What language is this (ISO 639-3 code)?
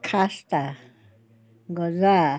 asm